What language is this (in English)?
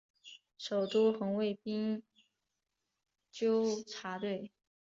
Chinese